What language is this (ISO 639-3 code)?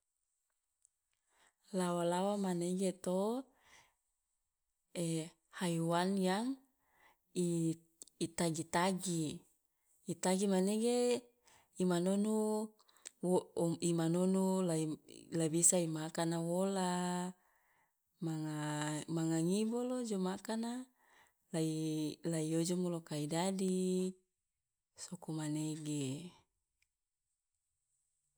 loa